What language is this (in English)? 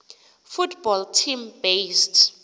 Xhosa